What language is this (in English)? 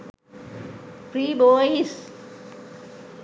Sinhala